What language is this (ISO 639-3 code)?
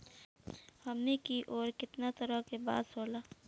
bho